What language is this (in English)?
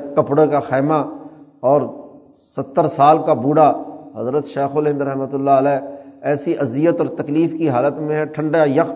Urdu